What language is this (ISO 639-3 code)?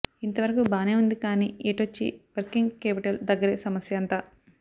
tel